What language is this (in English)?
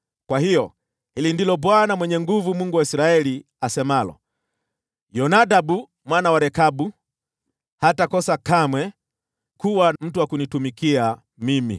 Swahili